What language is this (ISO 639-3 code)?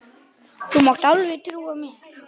isl